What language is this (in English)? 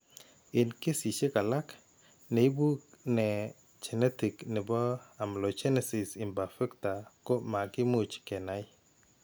Kalenjin